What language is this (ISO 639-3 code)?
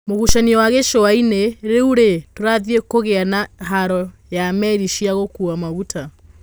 kik